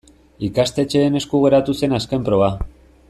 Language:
Basque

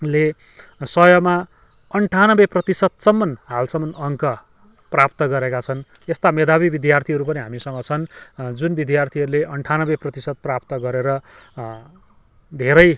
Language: Nepali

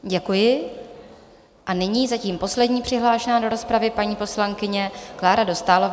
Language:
Czech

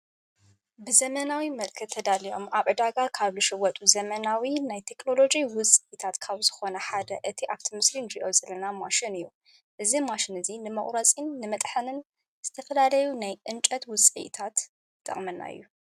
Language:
Tigrinya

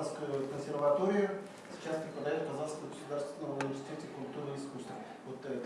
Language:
Russian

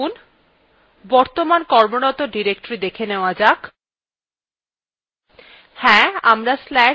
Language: Bangla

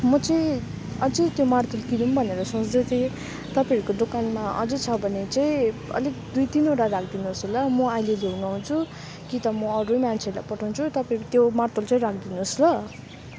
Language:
Nepali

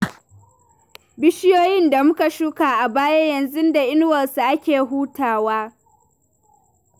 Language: Hausa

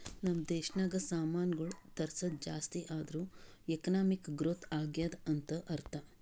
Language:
Kannada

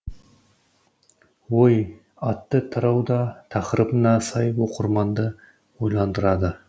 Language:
Kazakh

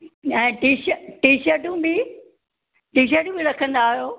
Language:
Sindhi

